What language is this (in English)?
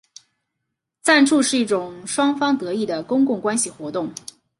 Chinese